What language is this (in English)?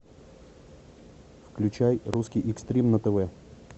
Russian